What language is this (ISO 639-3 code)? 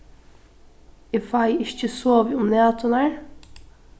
fao